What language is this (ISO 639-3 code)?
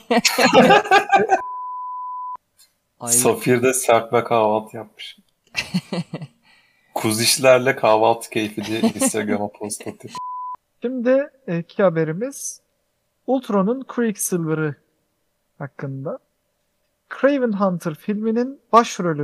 tur